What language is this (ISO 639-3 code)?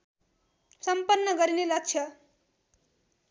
nep